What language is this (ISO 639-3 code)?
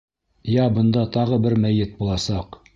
bak